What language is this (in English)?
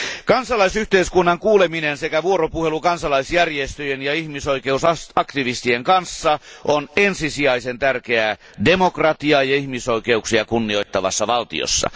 Finnish